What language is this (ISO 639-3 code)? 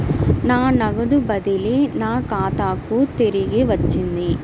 tel